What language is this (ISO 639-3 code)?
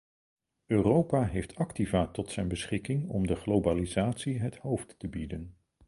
nld